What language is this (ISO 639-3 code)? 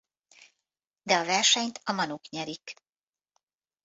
hun